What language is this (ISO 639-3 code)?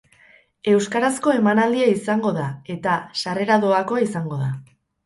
eus